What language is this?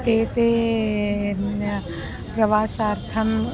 Sanskrit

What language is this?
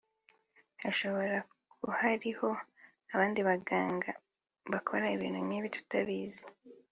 Kinyarwanda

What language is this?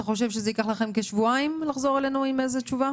Hebrew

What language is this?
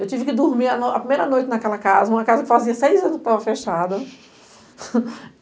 Portuguese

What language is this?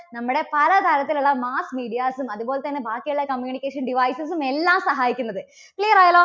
Malayalam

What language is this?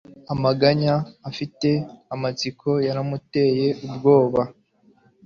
Kinyarwanda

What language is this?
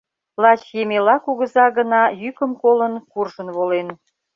Mari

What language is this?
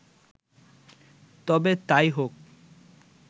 Bangla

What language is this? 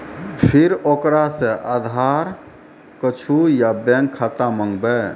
Maithili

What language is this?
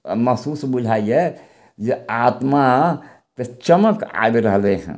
Maithili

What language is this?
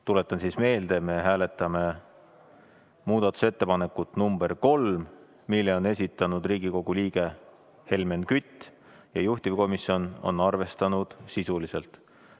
Estonian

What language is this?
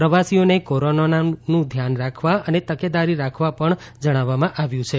Gujarati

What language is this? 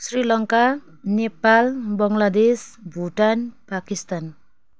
Nepali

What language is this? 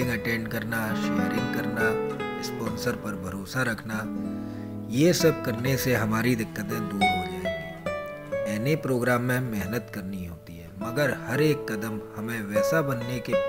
Hindi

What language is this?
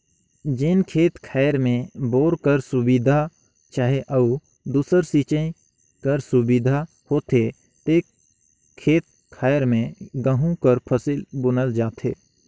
Chhattisgarhi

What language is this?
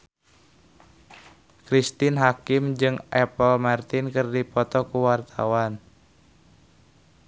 Sundanese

